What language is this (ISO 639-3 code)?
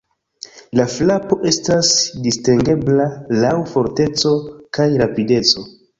epo